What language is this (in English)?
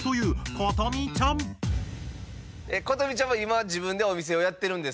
Japanese